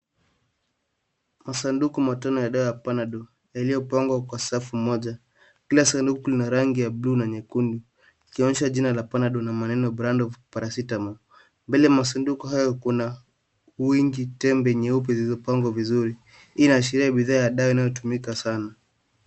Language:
Swahili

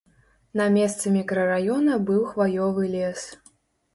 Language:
Belarusian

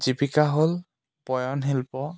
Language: Assamese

